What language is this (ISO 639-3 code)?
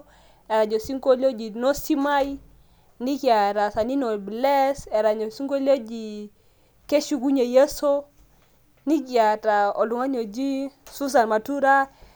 mas